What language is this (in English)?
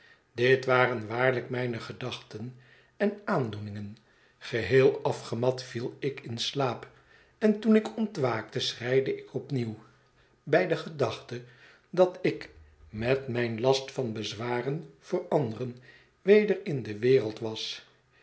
Dutch